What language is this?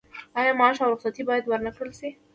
Pashto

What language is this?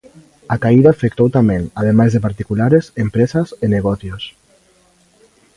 Galician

